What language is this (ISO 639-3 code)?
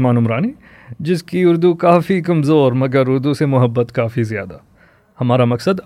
urd